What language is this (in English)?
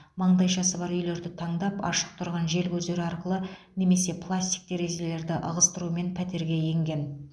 Kazakh